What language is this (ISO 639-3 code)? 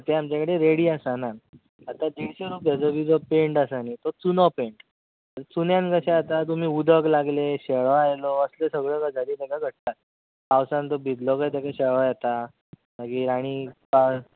kok